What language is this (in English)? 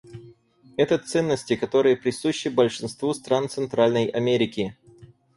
Russian